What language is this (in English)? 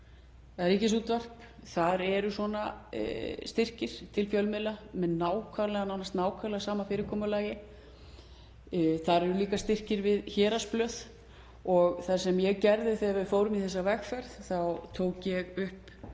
Icelandic